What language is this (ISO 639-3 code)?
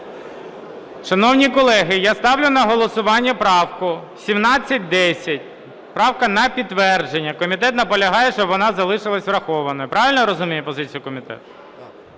ukr